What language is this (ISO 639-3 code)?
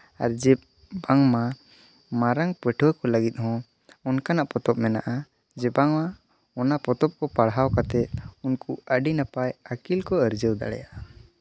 sat